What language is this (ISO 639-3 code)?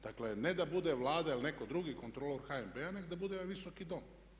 hrv